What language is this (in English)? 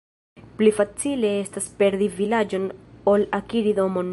Esperanto